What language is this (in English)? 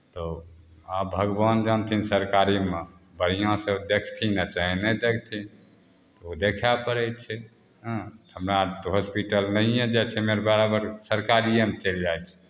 Maithili